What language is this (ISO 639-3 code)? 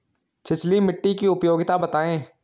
hin